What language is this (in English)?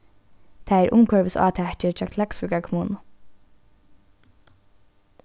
Faroese